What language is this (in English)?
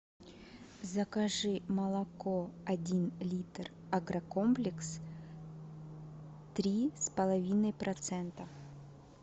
Russian